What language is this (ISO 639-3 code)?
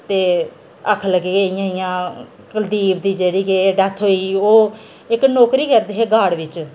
doi